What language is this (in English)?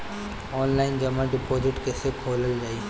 Bhojpuri